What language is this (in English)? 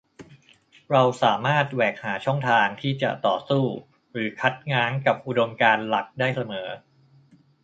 Thai